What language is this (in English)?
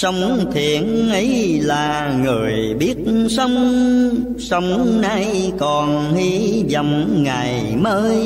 Vietnamese